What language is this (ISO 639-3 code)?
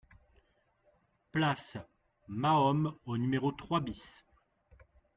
fra